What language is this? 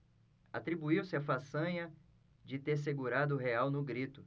Portuguese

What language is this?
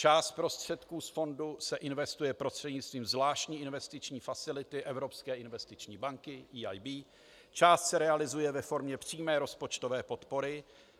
Czech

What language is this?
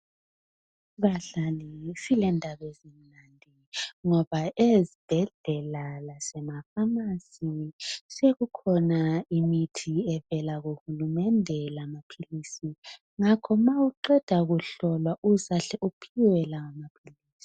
North Ndebele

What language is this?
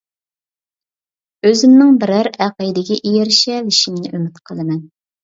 Uyghur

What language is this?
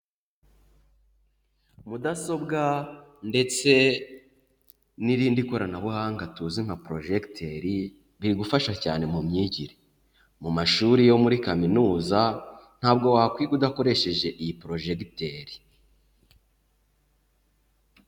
Kinyarwanda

